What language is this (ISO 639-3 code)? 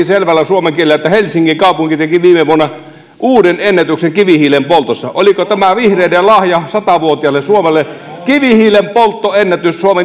fin